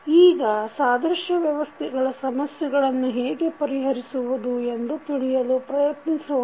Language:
Kannada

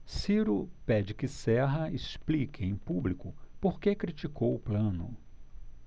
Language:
Portuguese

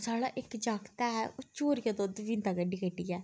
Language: Dogri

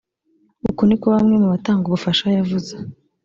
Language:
Kinyarwanda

